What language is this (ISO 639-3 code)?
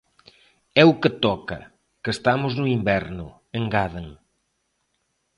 glg